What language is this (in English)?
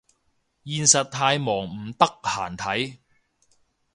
Cantonese